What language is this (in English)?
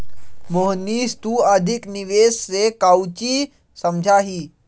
Magahi